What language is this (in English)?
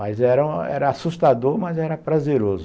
Portuguese